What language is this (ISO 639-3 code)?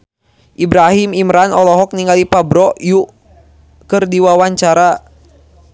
sun